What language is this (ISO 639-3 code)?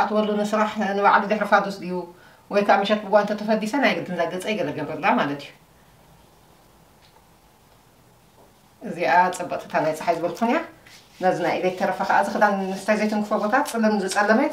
ara